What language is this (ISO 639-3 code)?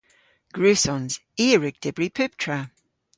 cor